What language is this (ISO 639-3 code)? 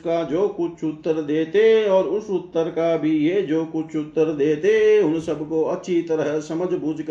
hin